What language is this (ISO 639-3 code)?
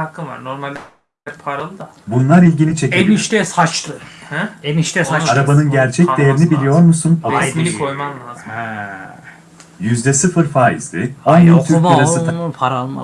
tur